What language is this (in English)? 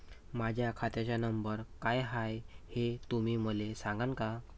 Marathi